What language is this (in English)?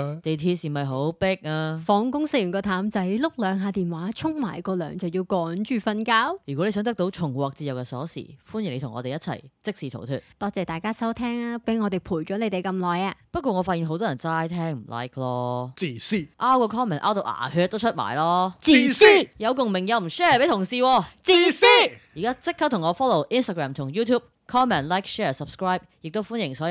Chinese